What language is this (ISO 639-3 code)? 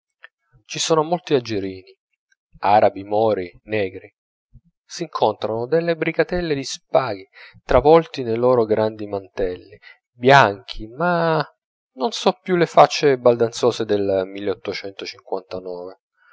ita